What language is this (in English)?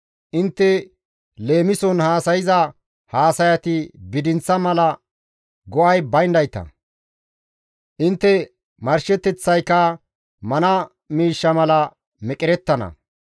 Gamo